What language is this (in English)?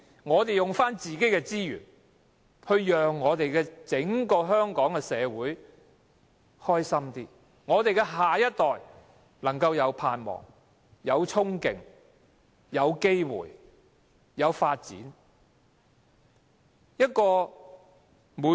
Cantonese